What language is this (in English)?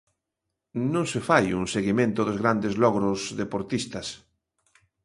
Galician